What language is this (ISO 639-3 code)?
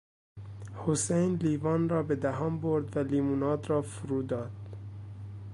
fas